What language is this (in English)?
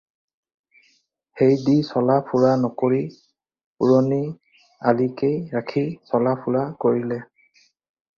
Assamese